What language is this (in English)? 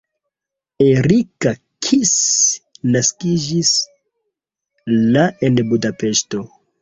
Esperanto